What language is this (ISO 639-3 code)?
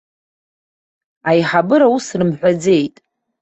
abk